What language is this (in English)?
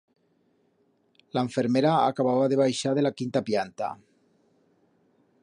Aragonese